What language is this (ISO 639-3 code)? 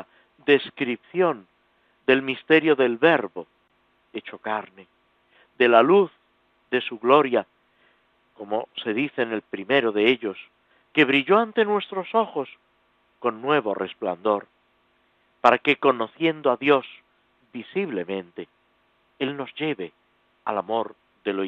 spa